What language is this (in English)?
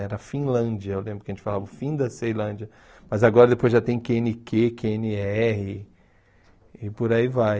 Portuguese